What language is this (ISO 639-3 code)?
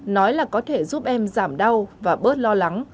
vie